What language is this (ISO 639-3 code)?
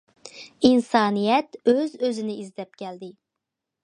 uig